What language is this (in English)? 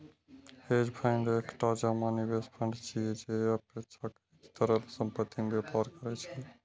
Maithili